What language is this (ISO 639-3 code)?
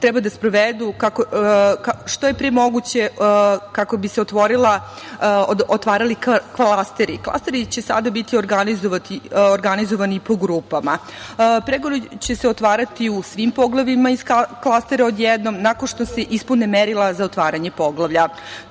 srp